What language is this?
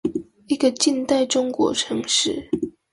Chinese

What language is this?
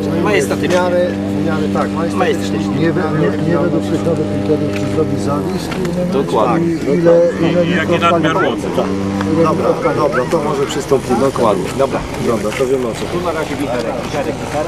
Polish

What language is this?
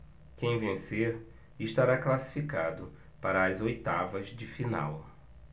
Portuguese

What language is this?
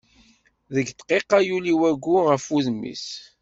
Kabyle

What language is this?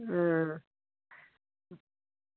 Dogri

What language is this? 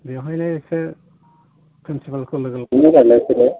Bodo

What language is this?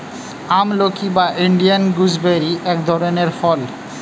Bangla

